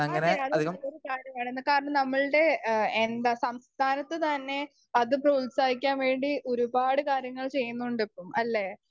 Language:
Malayalam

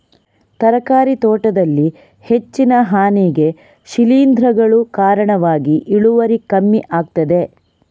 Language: Kannada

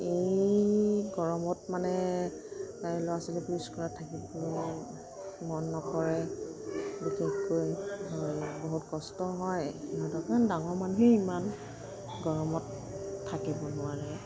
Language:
Assamese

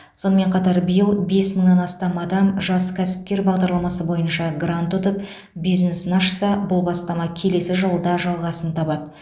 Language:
Kazakh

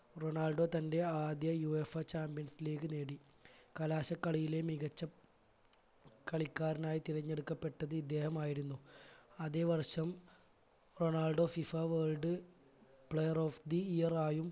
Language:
Malayalam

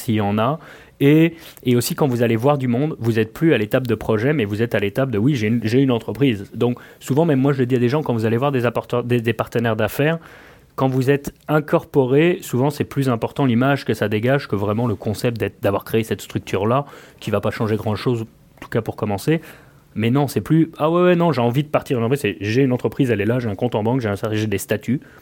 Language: French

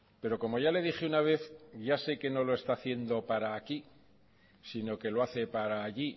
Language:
Spanish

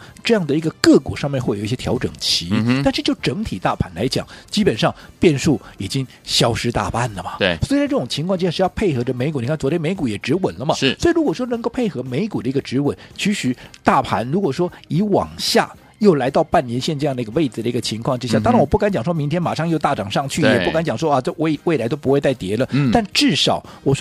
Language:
Chinese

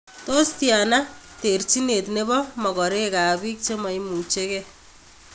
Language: Kalenjin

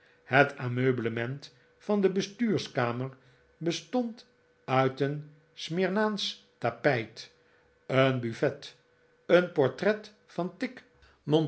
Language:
Dutch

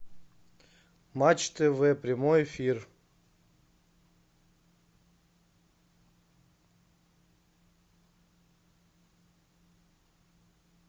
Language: Russian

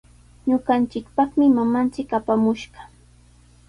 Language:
Sihuas Ancash Quechua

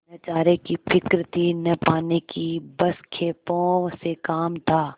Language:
Hindi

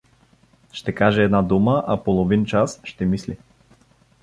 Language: Bulgarian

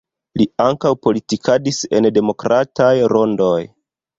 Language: Esperanto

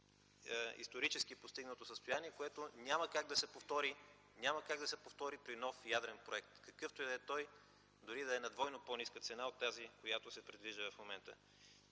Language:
Bulgarian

